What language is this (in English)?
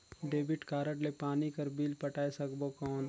Chhattisgarhi